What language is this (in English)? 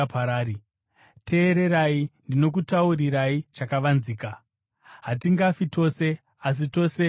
Shona